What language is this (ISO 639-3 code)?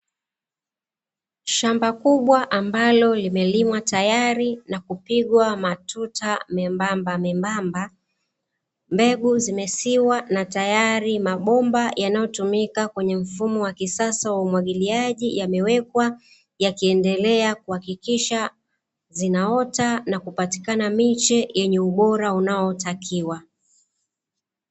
swa